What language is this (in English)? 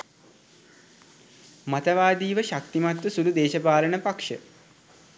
Sinhala